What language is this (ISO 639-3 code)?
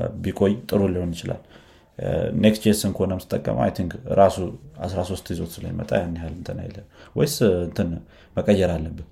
amh